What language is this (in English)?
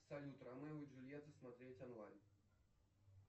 Russian